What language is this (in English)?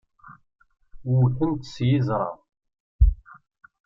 Kabyle